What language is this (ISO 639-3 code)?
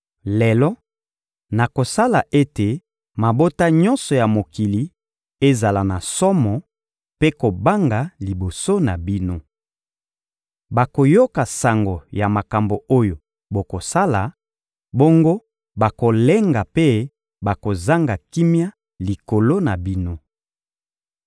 lin